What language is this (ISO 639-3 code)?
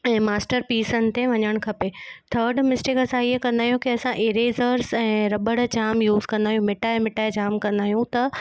snd